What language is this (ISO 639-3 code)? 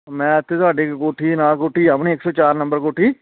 pan